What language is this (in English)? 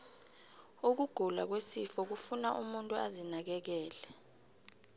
South Ndebele